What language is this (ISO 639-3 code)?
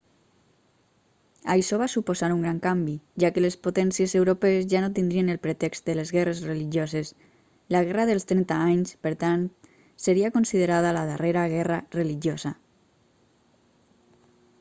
cat